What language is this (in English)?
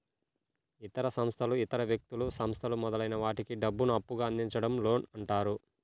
Telugu